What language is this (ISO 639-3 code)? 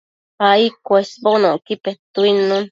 mcf